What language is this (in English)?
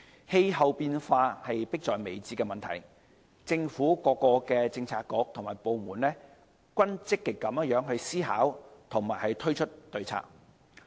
Cantonese